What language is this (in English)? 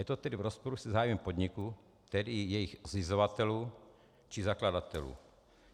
Czech